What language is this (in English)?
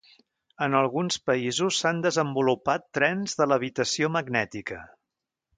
Catalan